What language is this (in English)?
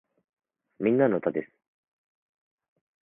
Japanese